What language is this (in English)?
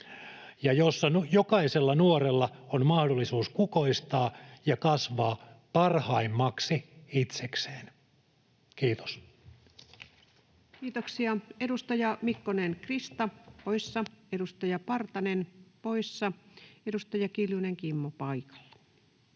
Finnish